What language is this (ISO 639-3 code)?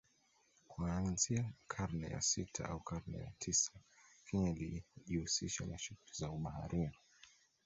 swa